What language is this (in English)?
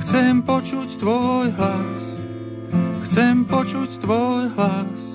Slovak